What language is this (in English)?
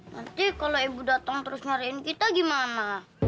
Indonesian